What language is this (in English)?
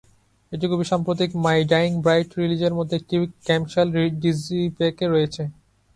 Bangla